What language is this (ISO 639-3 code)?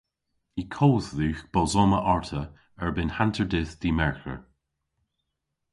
cor